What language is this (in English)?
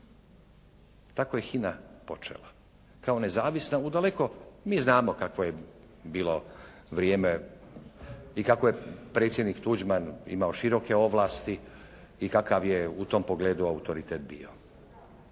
Croatian